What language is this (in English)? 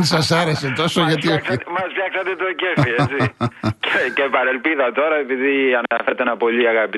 Greek